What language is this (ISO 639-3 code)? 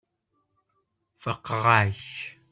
kab